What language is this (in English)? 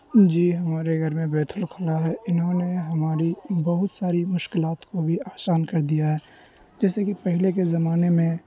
Urdu